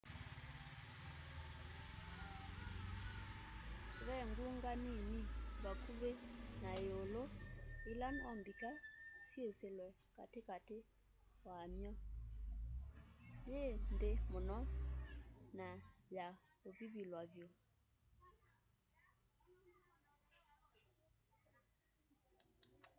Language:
Kamba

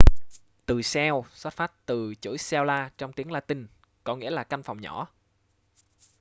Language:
Vietnamese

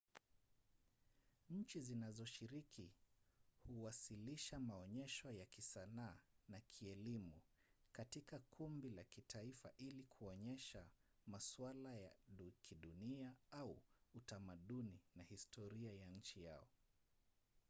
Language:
Swahili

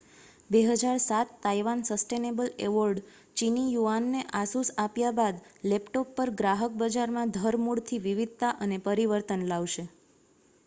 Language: Gujarati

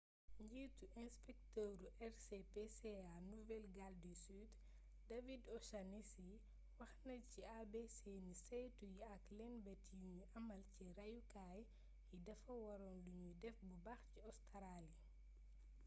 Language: Wolof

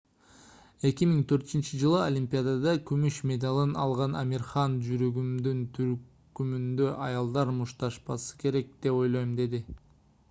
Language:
Kyrgyz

